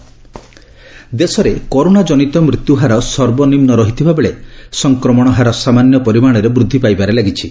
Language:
Odia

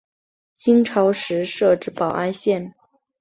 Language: Chinese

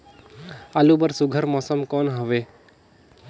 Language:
Chhattisgarhi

